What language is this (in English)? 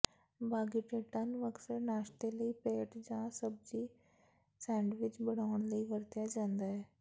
Punjabi